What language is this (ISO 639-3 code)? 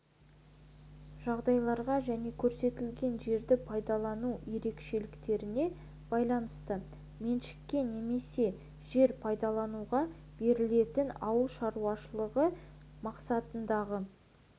kaz